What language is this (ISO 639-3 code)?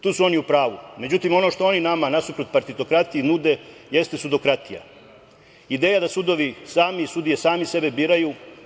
srp